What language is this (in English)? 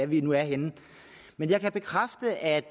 Danish